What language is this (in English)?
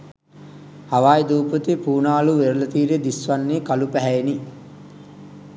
Sinhala